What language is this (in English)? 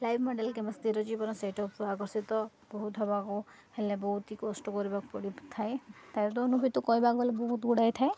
Odia